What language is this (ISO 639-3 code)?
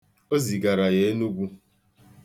ibo